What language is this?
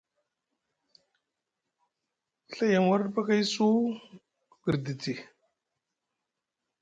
Musgu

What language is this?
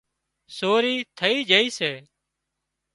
Wadiyara Koli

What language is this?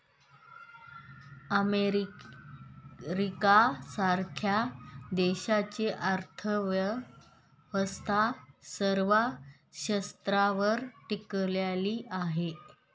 Marathi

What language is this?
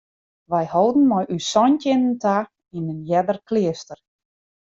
Western Frisian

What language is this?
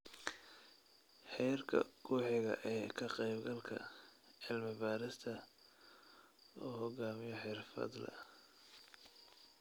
Somali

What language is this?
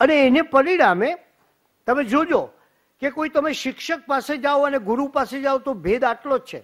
Gujarati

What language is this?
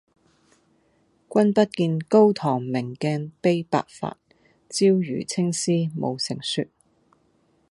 Cantonese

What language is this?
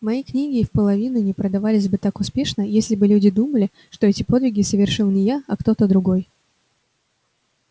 Russian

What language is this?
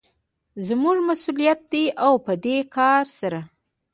Pashto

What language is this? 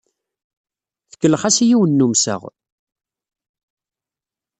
Kabyle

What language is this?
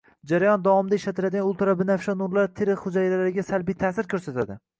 Uzbek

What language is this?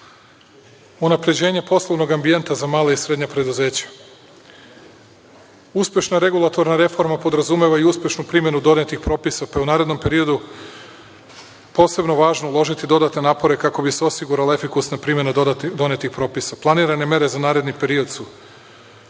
Serbian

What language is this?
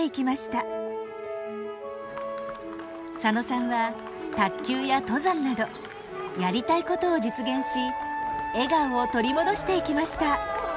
Japanese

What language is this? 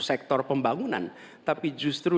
Indonesian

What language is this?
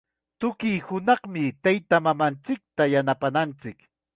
Chiquián Ancash Quechua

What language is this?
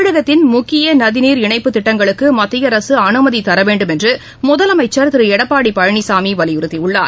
Tamil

